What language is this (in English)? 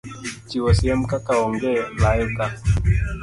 Luo (Kenya and Tanzania)